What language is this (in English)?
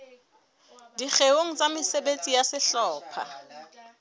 Southern Sotho